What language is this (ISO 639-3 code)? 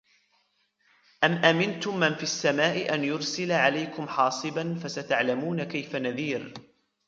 ara